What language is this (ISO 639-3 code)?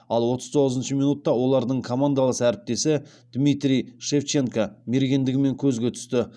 kaz